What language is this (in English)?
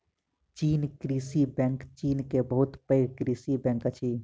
Maithili